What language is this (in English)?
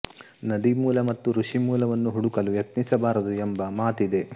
Kannada